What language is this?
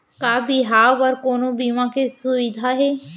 Chhattisgarhi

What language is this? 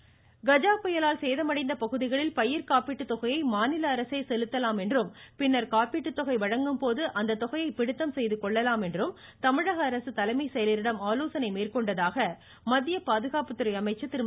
Tamil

